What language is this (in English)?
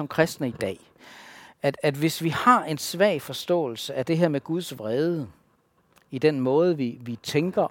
Danish